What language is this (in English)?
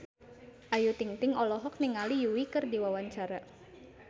Sundanese